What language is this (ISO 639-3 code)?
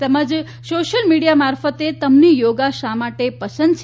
guj